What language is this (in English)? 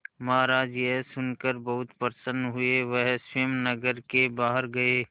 Hindi